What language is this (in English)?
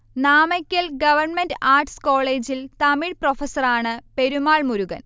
Malayalam